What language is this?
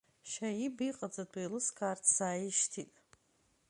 Abkhazian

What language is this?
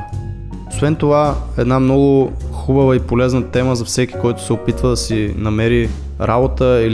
Bulgarian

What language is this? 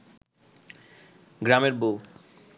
Bangla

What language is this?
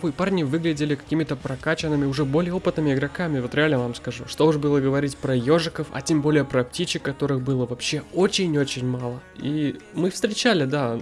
Russian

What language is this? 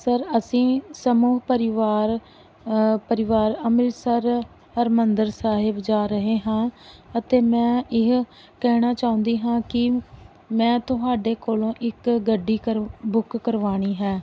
Punjabi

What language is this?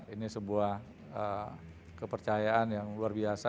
Indonesian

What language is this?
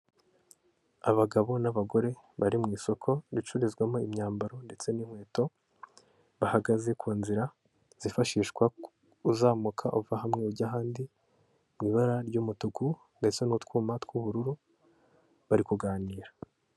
Kinyarwanda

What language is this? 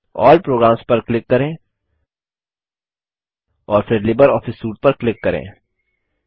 Hindi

